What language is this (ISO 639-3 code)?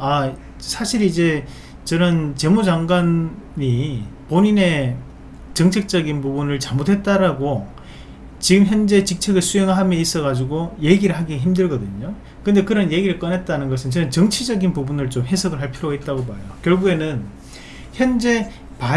kor